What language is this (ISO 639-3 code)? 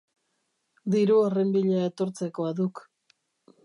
eus